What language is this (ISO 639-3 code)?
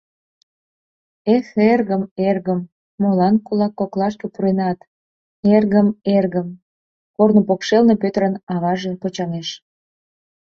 chm